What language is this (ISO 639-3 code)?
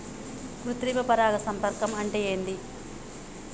tel